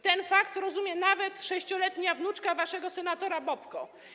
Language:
Polish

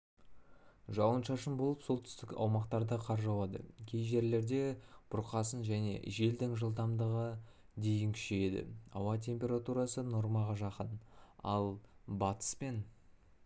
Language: Kazakh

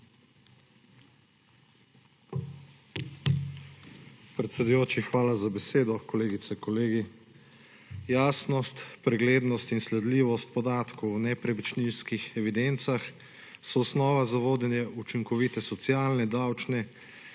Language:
Slovenian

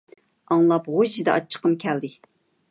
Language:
Uyghur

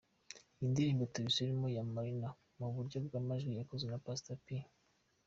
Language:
Kinyarwanda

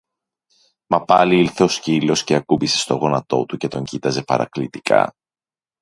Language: Greek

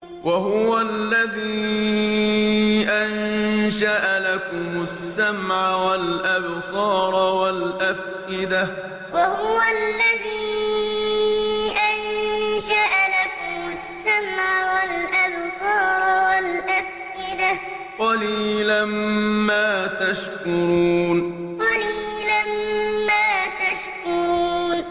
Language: Arabic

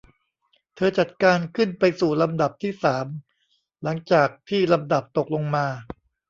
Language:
Thai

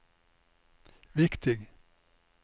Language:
Norwegian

